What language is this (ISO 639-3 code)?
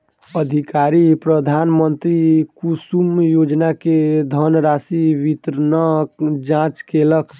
mai